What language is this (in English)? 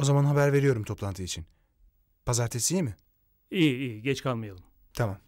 Turkish